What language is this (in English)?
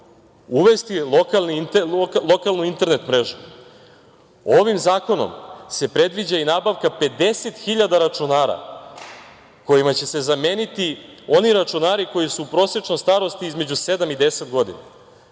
Serbian